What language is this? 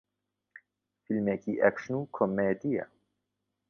Central Kurdish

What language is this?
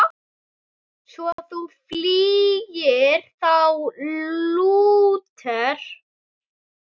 Icelandic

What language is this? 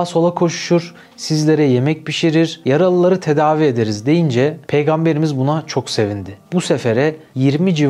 Turkish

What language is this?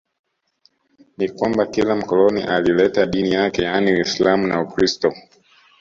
Swahili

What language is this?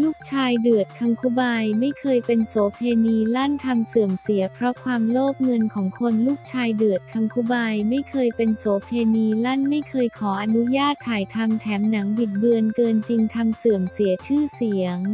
Thai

